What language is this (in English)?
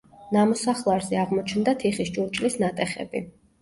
Georgian